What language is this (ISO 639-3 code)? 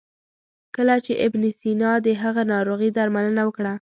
pus